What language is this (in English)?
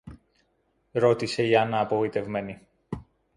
Greek